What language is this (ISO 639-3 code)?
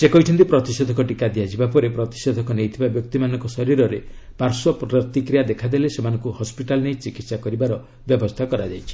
ori